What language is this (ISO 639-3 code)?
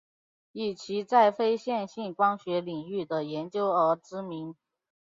zho